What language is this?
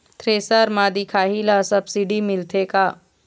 Chhattisgarhi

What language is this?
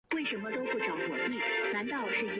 Chinese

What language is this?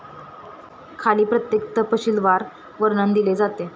Marathi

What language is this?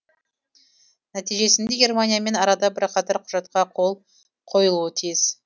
Kazakh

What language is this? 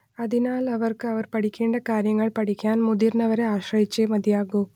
Malayalam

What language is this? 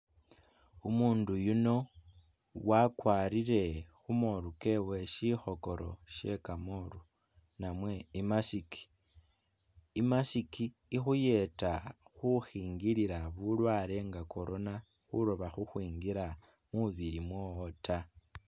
Masaaba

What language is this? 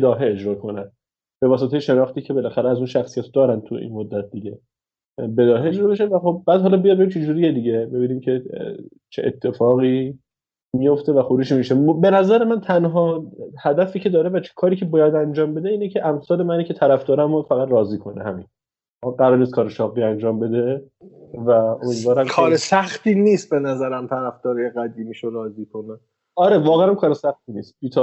Persian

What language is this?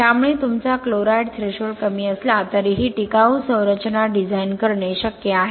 Marathi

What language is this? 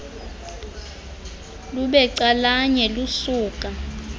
Xhosa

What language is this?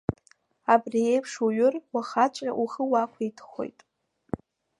Abkhazian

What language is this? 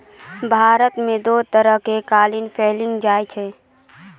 Maithili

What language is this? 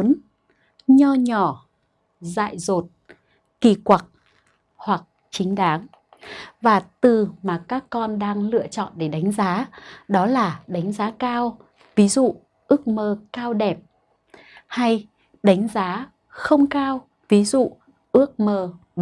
Vietnamese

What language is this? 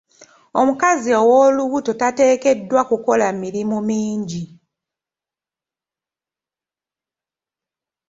Ganda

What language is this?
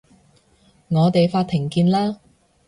Cantonese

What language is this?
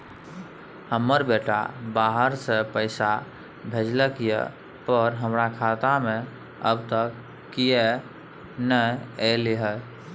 Maithili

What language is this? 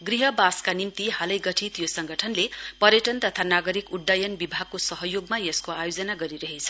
Nepali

